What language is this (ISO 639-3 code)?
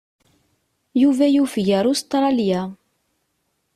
kab